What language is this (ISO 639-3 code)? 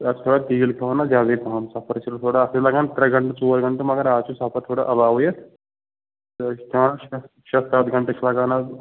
kas